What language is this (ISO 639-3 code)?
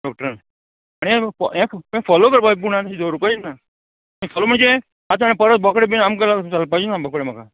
kok